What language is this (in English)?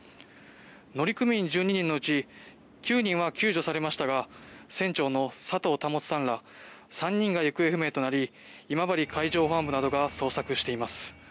Japanese